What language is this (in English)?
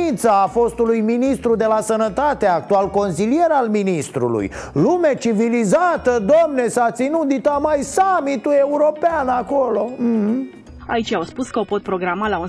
Romanian